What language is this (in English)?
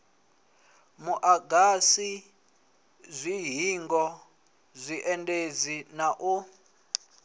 Venda